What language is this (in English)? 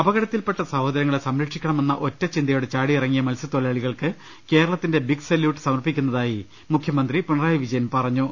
Malayalam